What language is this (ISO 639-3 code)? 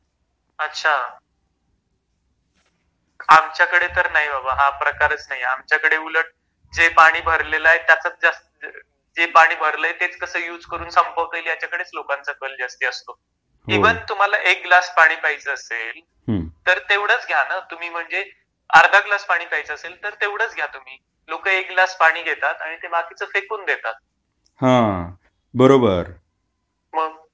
mar